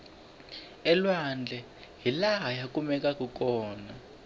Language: Tsonga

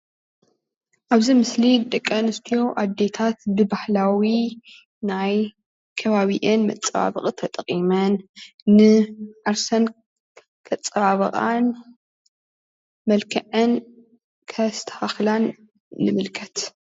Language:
Tigrinya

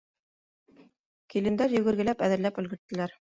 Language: Bashkir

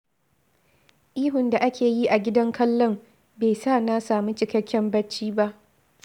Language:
Hausa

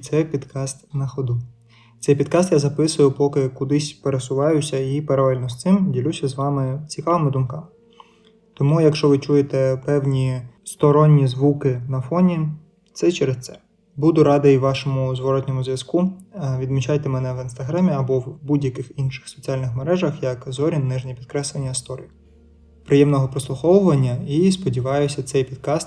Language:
Ukrainian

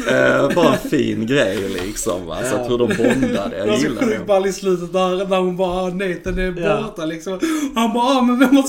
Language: Swedish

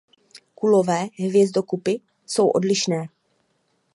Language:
Czech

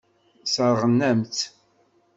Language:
Kabyle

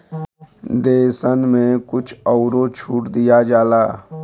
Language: Bhojpuri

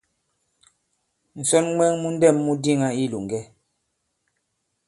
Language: Bankon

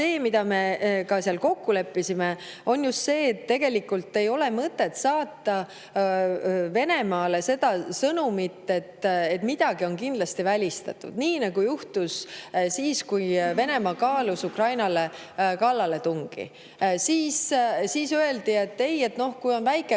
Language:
Estonian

